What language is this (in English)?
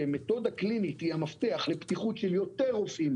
Hebrew